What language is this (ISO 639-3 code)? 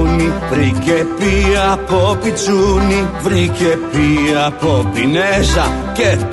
ell